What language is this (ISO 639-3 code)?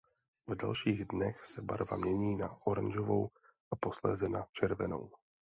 ces